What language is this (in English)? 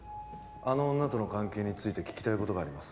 Japanese